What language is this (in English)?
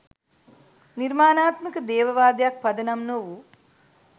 Sinhala